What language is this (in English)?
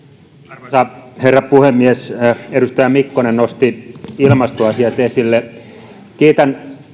Finnish